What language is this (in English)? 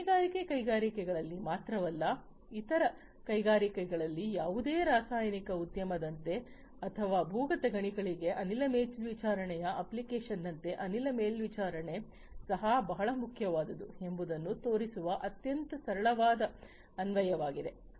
Kannada